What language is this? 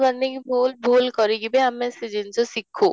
Odia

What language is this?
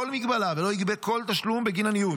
Hebrew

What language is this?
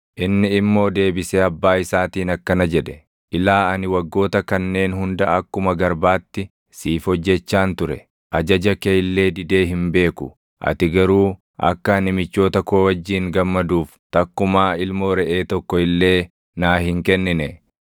Oromo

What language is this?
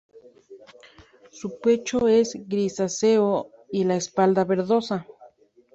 Spanish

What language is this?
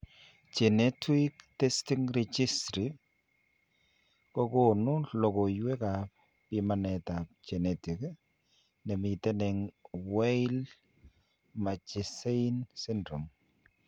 Kalenjin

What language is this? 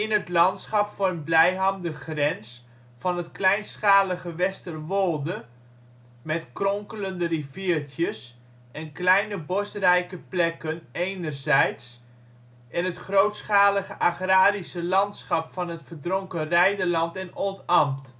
Dutch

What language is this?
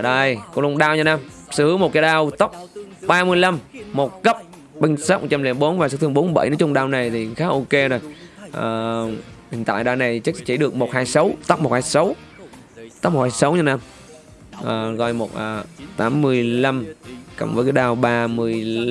Vietnamese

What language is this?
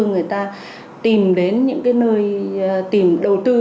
Vietnamese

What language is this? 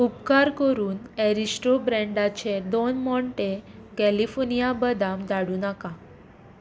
Konkani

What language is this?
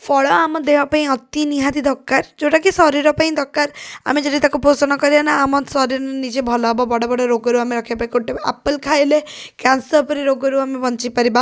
Odia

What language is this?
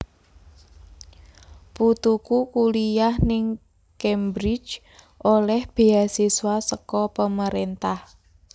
Javanese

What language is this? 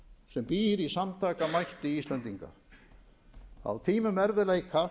Icelandic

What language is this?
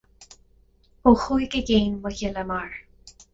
Irish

